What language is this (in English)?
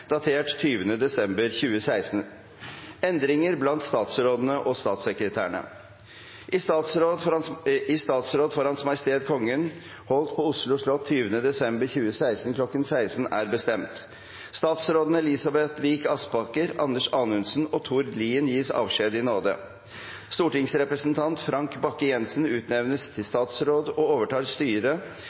Norwegian Bokmål